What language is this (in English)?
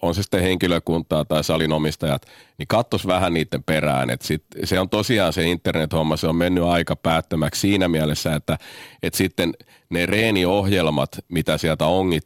Finnish